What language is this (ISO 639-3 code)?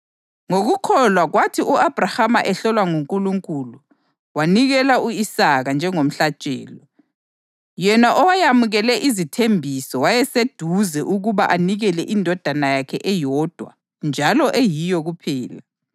nde